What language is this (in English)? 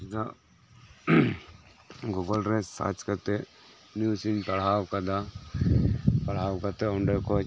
Santali